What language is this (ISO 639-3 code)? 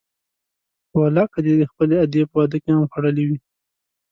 pus